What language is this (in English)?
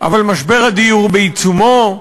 Hebrew